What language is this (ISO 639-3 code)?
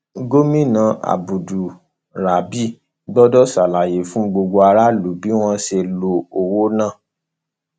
yor